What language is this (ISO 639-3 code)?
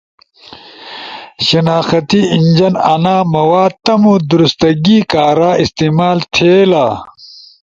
ush